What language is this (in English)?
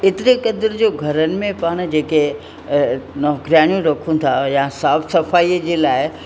Sindhi